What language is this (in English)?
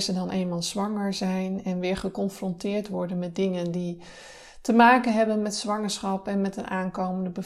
Dutch